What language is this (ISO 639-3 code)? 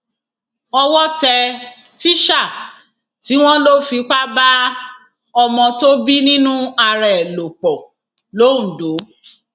yor